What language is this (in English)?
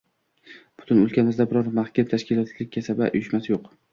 Uzbek